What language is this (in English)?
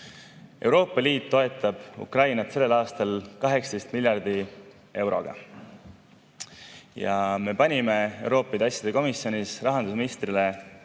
Estonian